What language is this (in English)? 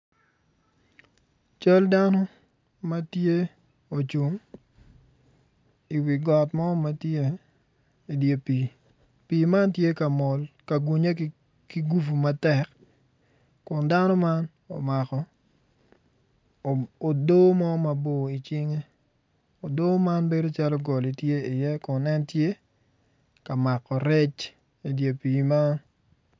Acoli